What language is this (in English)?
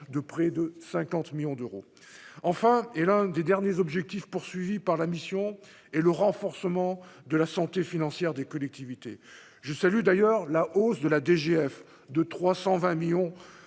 French